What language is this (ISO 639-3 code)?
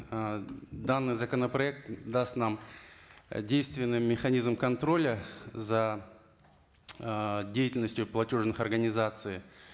kaz